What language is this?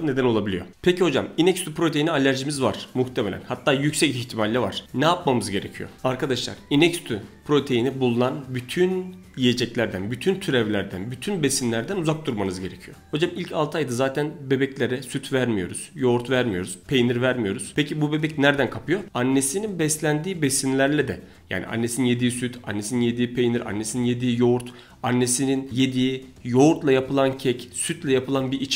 Turkish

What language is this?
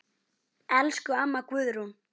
Icelandic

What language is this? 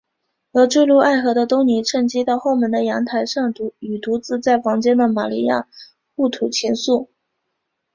Chinese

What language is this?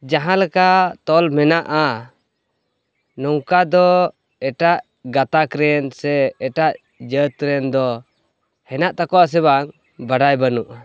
Santali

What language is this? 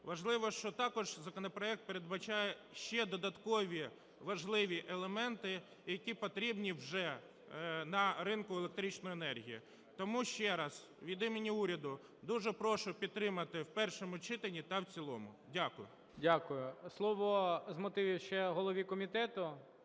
Ukrainian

